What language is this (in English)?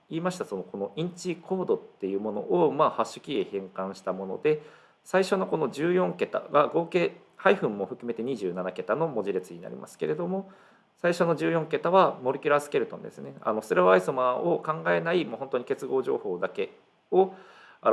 Japanese